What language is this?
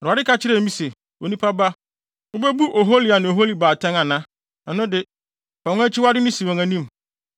Akan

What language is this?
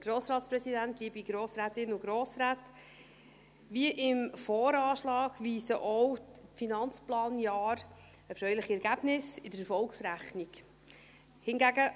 Swiss German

